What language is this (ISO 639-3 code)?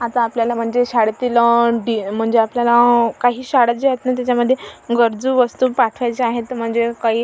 mar